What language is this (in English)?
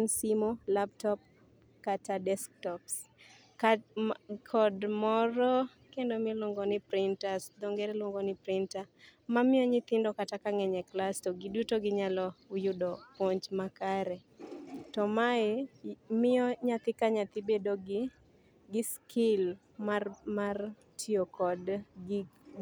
Luo (Kenya and Tanzania)